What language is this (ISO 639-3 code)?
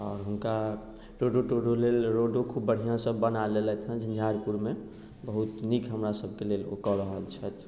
mai